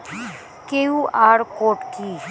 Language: Bangla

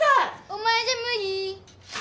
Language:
Japanese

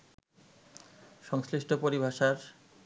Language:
Bangla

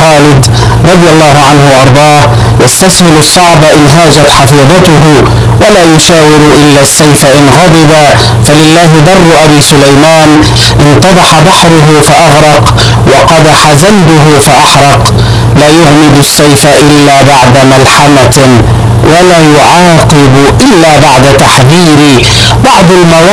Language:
Arabic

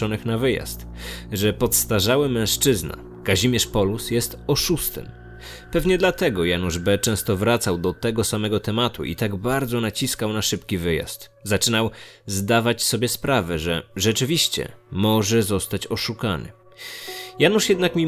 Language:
Polish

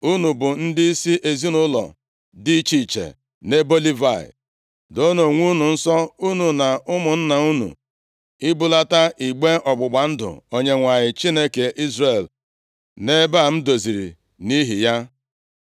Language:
Igbo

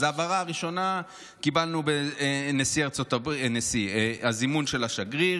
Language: Hebrew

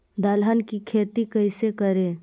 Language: Magahi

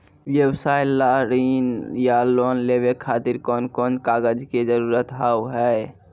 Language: Maithili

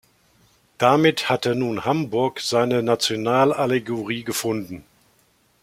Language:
German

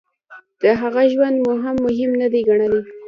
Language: Pashto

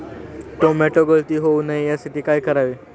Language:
Marathi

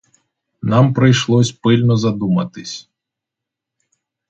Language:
Ukrainian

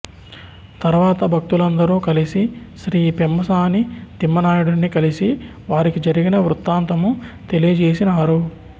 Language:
Telugu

